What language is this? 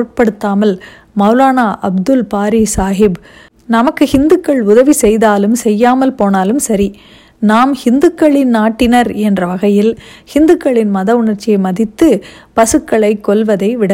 Tamil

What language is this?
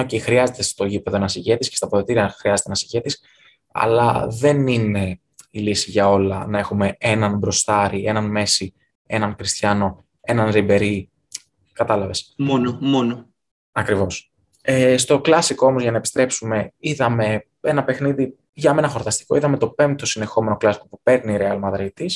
Greek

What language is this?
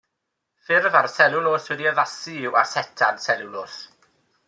Welsh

